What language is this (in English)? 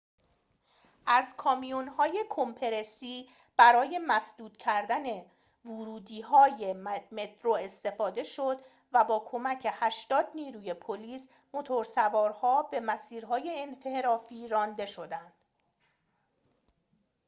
Persian